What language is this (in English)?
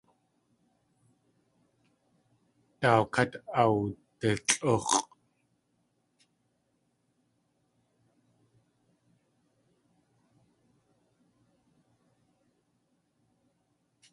Tlingit